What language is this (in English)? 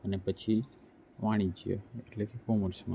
Gujarati